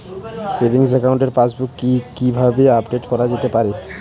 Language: Bangla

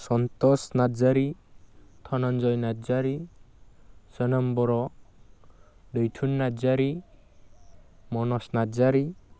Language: Bodo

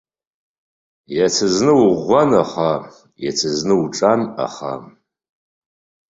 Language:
Abkhazian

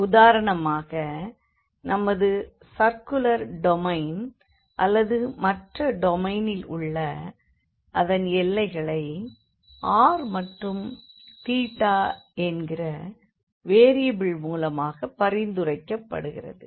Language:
Tamil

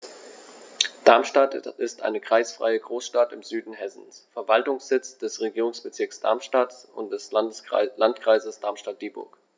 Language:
German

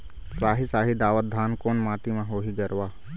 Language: Chhattisgarhi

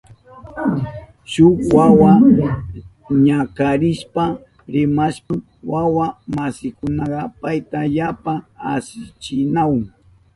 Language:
Southern Pastaza Quechua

